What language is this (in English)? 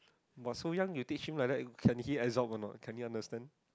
English